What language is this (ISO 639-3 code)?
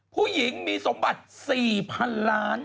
tha